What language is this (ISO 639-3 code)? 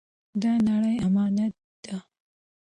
pus